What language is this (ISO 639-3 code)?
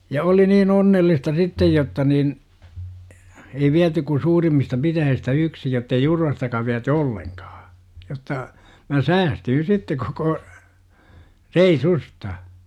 fin